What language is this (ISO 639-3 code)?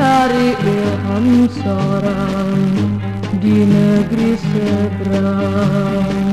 ron